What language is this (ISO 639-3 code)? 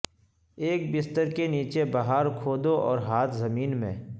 urd